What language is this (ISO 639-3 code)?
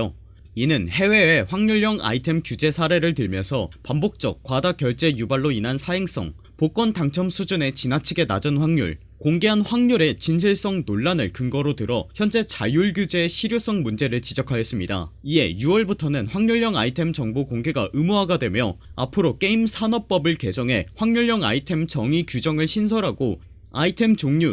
kor